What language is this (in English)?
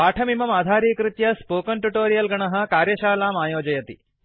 Sanskrit